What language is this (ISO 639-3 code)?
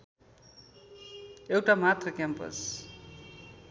nep